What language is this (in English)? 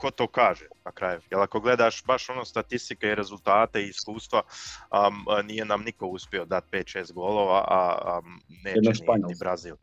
Croatian